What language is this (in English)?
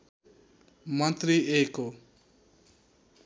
Nepali